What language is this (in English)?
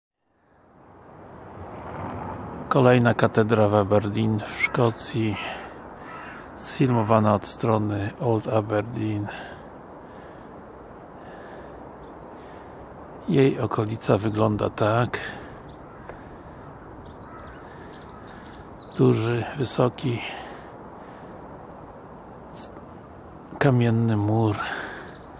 Polish